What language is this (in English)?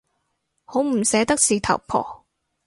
Cantonese